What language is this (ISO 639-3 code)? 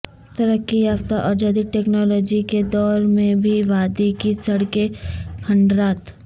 urd